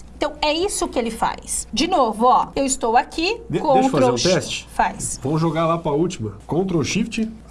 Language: Portuguese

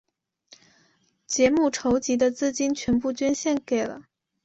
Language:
Chinese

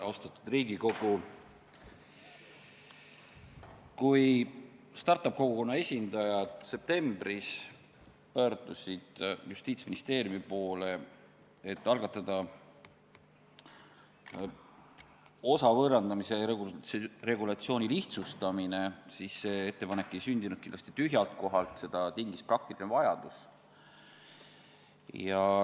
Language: Estonian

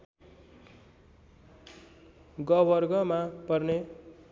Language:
Nepali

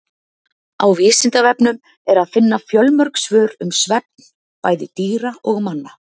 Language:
Icelandic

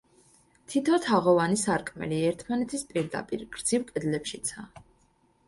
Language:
Georgian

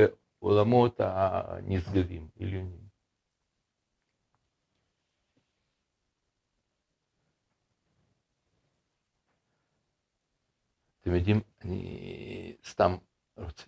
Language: Hebrew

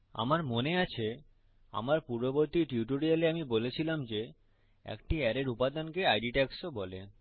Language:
Bangla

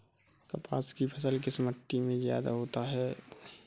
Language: Hindi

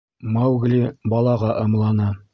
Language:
Bashkir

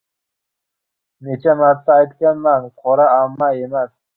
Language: Uzbek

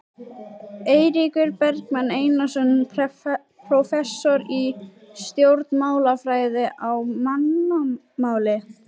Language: Icelandic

